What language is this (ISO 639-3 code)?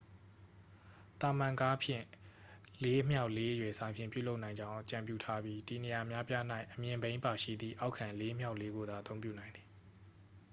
mya